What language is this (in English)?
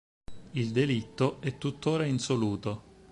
Italian